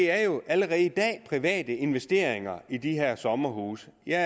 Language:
Danish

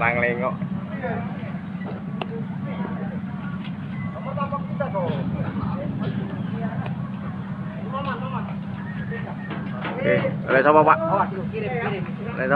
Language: Indonesian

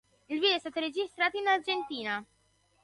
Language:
Italian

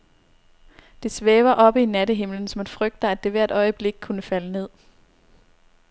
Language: Danish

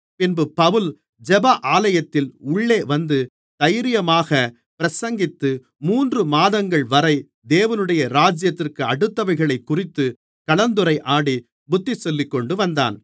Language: Tamil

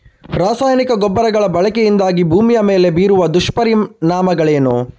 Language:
Kannada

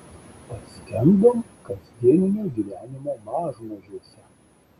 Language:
Lithuanian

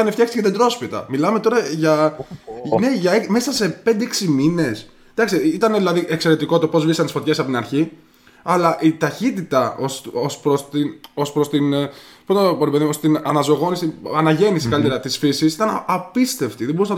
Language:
Greek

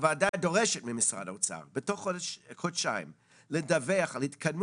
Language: Hebrew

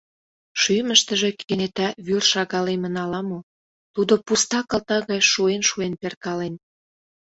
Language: Mari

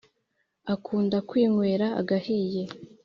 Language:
Kinyarwanda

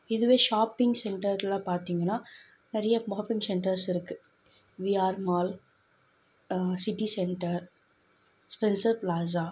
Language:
Tamil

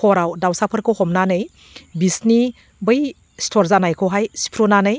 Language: Bodo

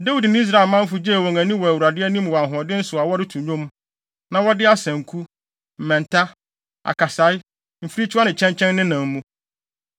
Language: Akan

